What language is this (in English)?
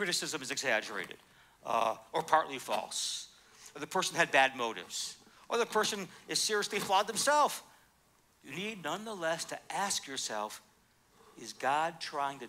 English